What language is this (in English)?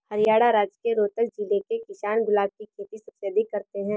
Hindi